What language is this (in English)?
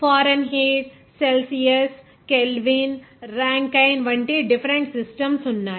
Telugu